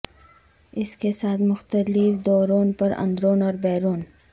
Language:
Urdu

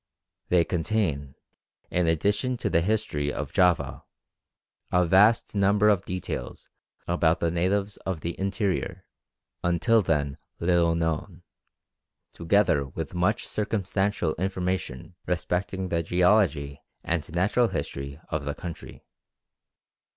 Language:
English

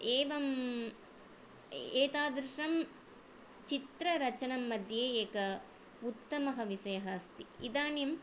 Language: Sanskrit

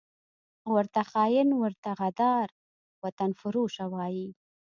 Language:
Pashto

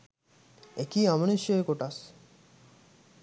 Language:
Sinhala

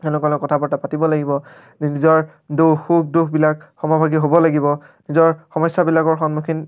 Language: Assamese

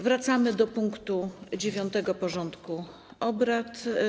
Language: Polish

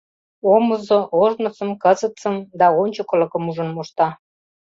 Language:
Mari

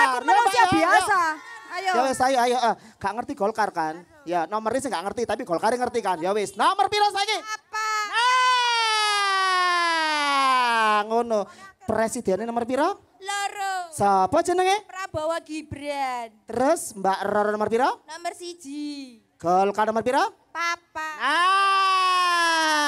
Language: Indonesian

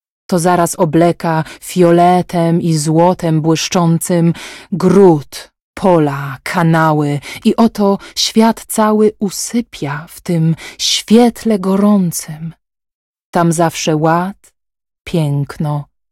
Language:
Polish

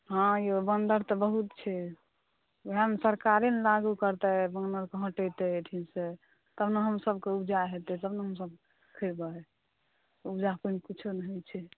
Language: Maithili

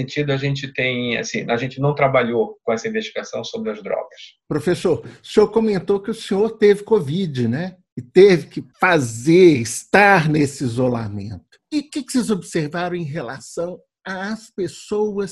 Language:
Portuguese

